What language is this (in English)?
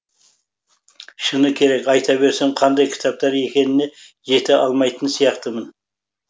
Kazakh